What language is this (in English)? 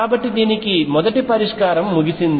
Telugu